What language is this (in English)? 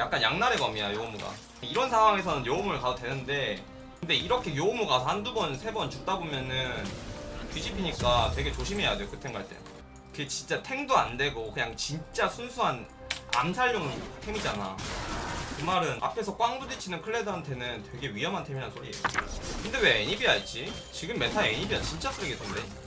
Korean